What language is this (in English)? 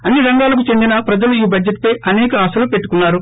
Telugu